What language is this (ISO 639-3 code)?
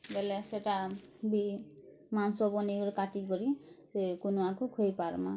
ori